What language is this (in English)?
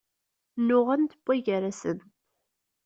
Kabyle